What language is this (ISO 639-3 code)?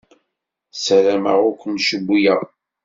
kab